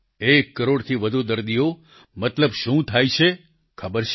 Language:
Gujarati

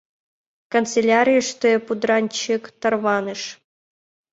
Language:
Mari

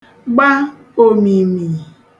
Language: Igbo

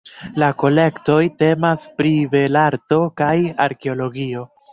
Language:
Esperanto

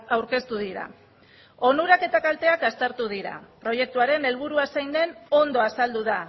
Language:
Basque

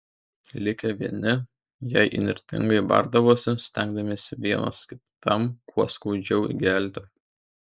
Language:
Lithuanian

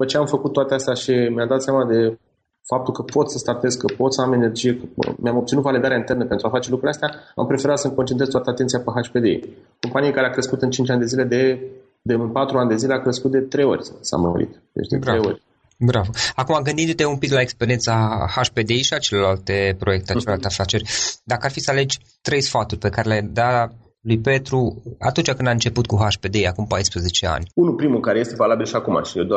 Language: Romanian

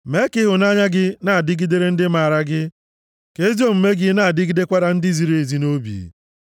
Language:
Igbo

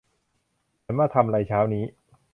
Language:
Thai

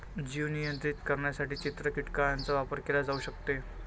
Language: Marathi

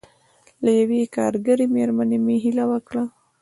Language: Pashto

